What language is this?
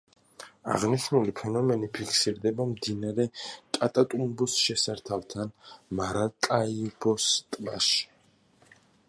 Georgian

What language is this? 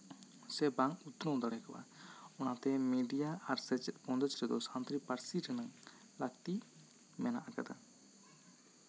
Santali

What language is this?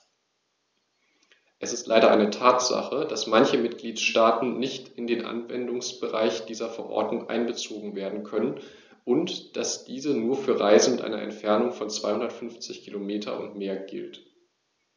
German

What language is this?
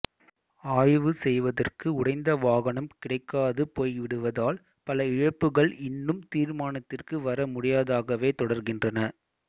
Tamil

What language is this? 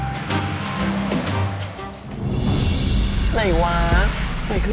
Thai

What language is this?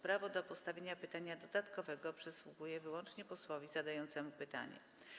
Polish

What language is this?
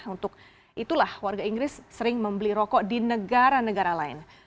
Indonesian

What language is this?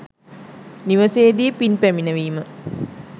Sinhala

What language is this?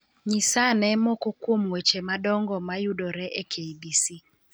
Luo (Kenya and Tanzania)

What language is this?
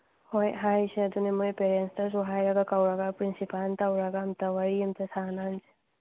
Manipuri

